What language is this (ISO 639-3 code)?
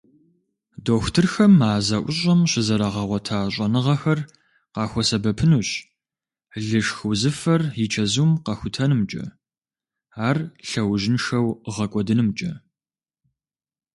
kbd